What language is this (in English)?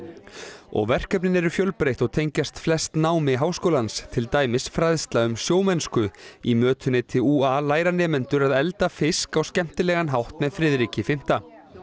Icelandic